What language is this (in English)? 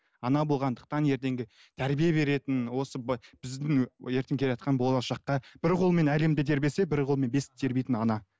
Kazakh